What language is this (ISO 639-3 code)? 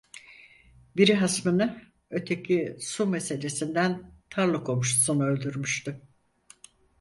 tur